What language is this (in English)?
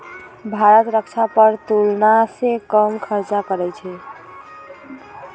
Magahi